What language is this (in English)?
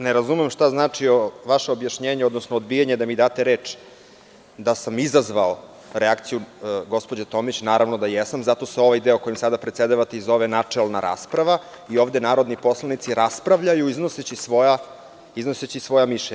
Serbian